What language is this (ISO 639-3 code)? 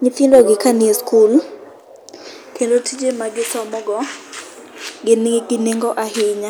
luo